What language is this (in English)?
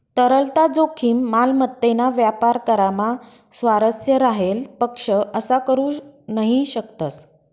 Marathi